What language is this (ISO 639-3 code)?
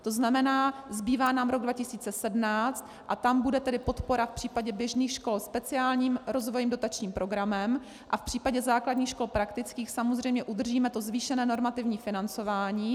ces